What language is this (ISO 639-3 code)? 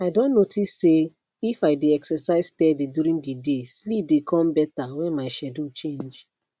pcm